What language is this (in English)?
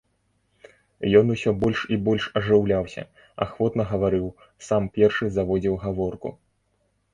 Belarusian